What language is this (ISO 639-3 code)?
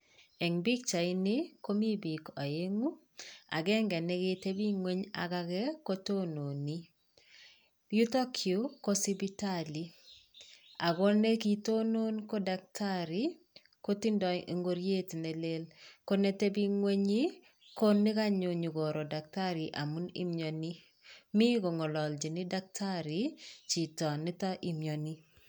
kln